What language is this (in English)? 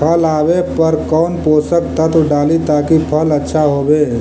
Magahi